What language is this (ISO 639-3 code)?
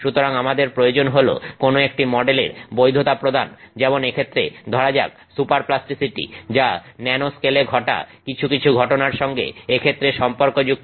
ben